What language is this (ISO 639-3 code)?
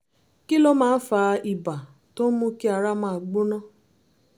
yor